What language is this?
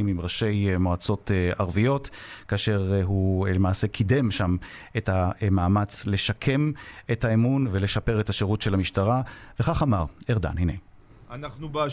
Hebrew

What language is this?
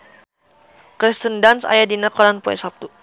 Sundanese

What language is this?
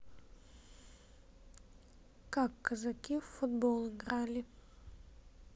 Russian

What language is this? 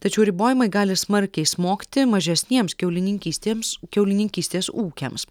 Lithuanian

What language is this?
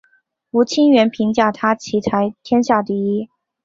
Chinese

